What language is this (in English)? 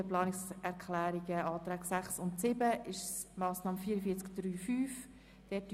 Swiss German